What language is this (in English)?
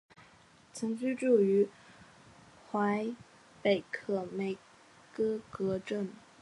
Chinese